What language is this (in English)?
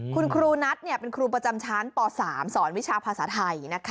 Thai